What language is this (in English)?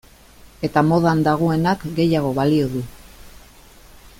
Basque